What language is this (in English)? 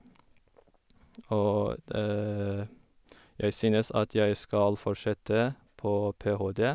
Norwegian